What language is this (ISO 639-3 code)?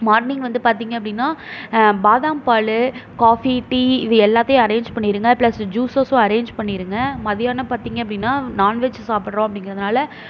tam